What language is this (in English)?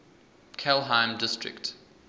English